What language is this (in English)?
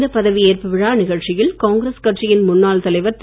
Tamil